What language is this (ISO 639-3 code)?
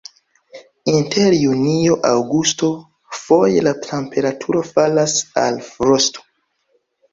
epo